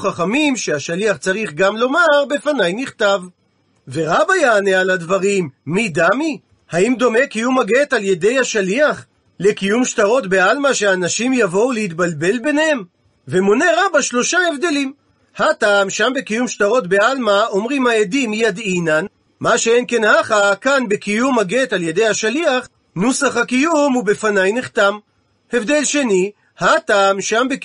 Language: Hebrew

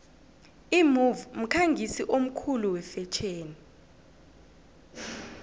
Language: South Ndebele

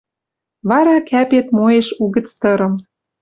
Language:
Western Mari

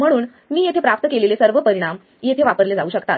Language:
Marathi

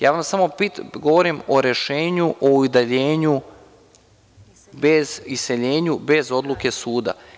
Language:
Serbian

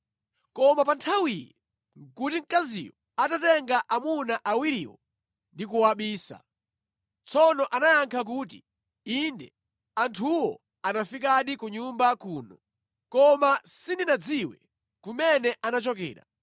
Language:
Nyanja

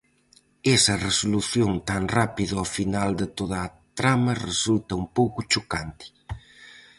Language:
Galician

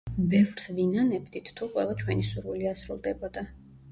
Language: Georgian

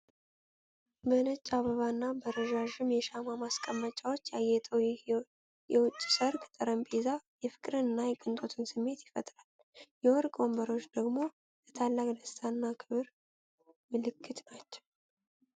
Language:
Amharic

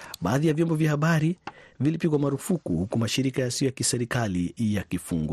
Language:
Swahili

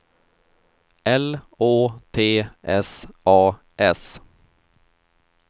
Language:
Swedish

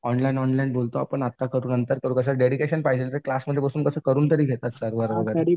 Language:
Marathi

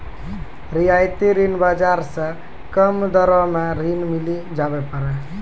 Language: Maithili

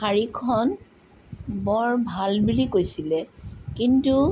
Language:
Assamese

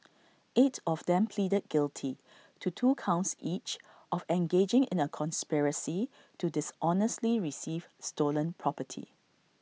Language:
English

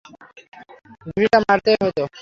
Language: Bangla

